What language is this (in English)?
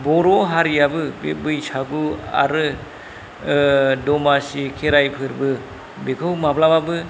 Bodo